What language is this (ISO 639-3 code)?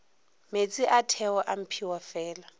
nso